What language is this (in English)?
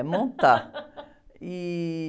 Portuguese